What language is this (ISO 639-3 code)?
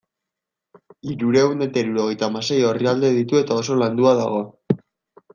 eus